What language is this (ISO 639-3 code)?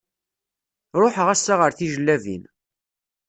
kab